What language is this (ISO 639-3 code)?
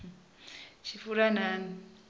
ven